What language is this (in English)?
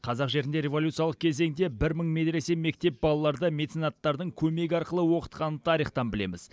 Kazakh